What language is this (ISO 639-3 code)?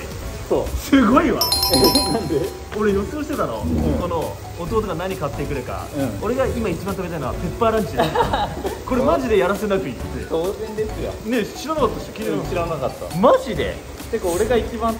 jpn